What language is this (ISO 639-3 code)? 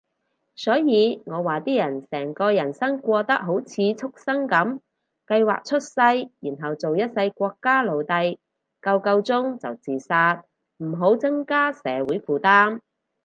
yue